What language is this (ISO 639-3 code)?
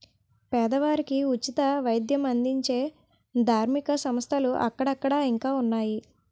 tel